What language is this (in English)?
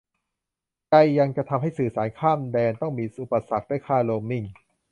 Thai